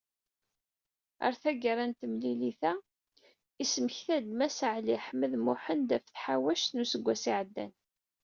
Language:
Kabyle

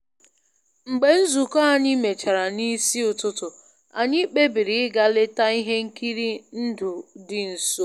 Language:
Igbo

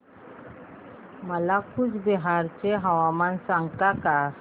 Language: Marathi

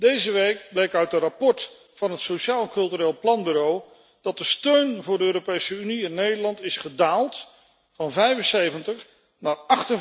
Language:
Dutch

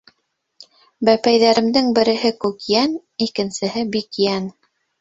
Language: Bashkir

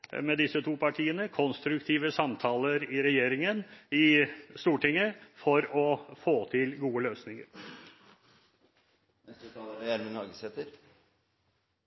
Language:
Norwegian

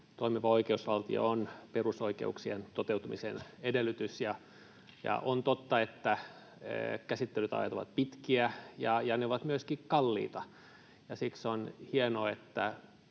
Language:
Finnish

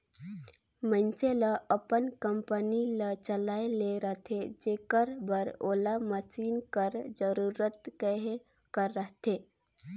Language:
Chhattisgarhi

